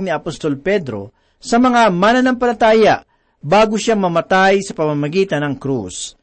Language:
Filipino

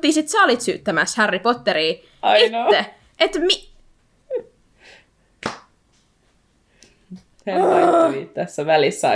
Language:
Finnish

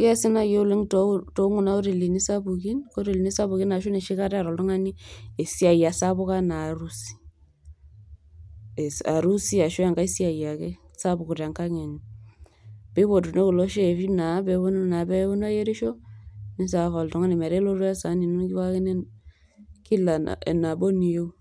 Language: Masai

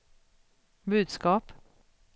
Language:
Swedish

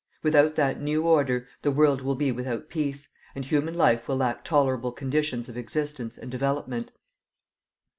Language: English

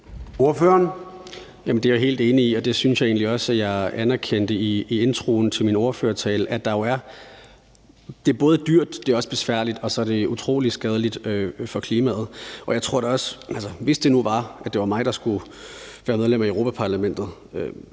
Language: Danish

